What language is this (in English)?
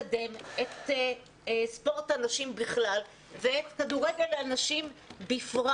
Hebrew